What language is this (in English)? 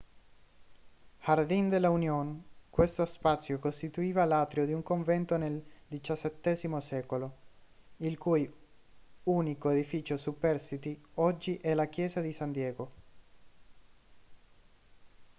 Italian